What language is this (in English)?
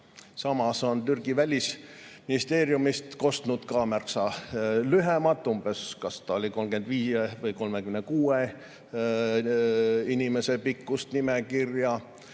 Estonian